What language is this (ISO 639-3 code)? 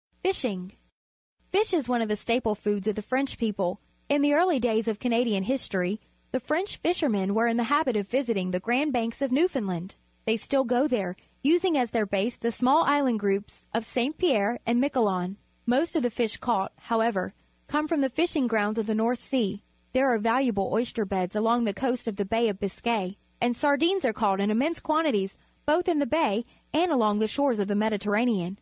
eng